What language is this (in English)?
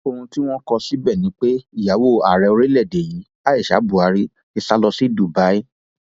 Yoruba